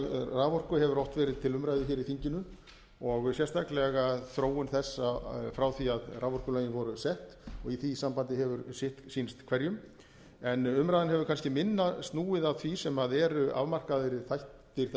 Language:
Icelandic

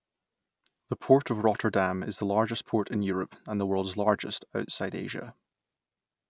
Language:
English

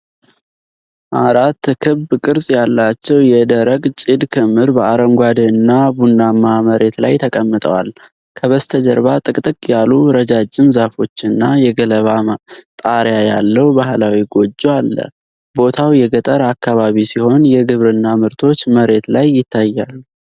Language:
Amharic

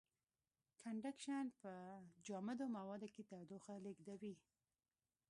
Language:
Pashto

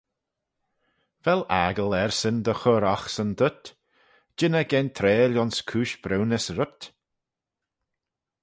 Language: Manx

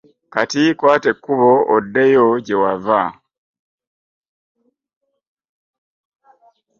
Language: Ganda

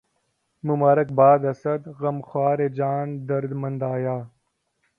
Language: Urdu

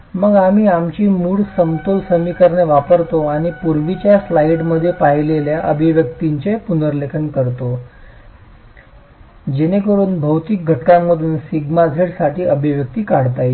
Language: Marathi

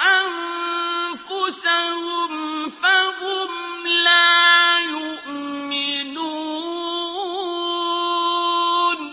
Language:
Arabic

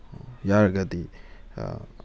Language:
Manipuri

